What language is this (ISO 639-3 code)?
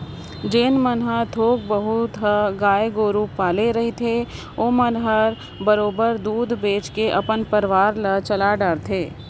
hne